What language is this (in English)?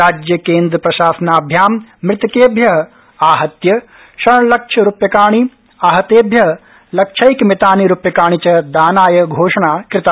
Sanskrit